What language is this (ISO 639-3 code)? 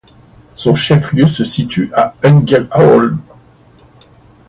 fra